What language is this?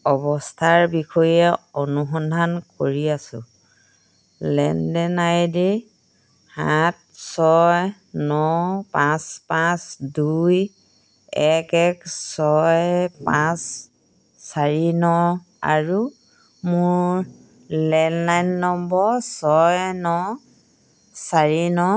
Assamese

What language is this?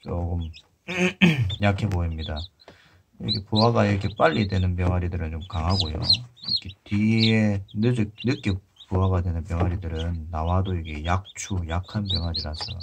Korean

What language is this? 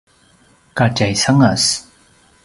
Paiwan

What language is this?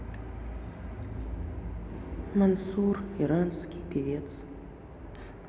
Russian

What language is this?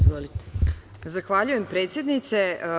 Serbian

